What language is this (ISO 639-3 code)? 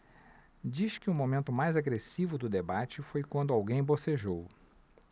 por